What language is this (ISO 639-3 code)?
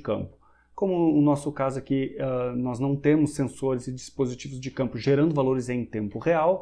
por